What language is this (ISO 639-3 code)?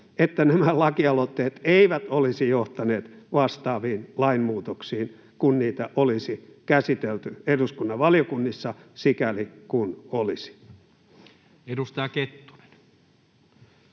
fin